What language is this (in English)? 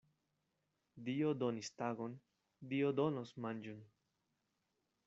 Esperanto